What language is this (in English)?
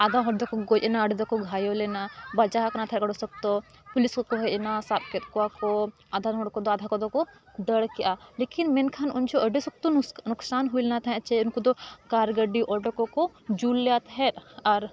Santali